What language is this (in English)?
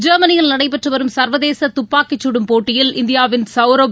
Tamil